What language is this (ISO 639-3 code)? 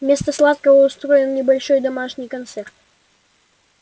rus